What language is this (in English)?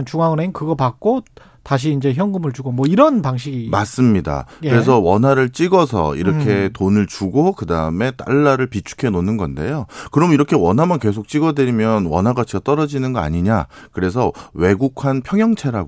Korean